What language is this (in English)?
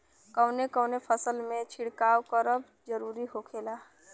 Bhojpuri